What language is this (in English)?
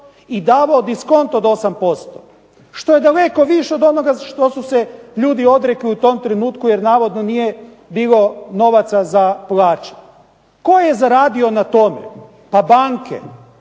Croatian